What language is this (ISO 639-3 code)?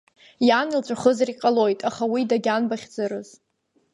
abk